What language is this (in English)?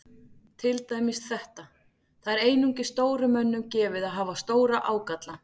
Icelandic